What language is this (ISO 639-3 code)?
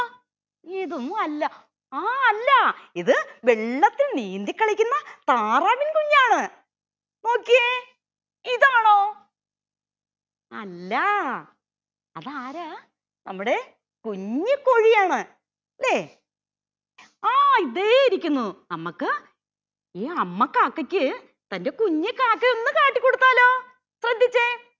mal